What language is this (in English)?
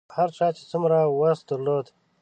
Pashto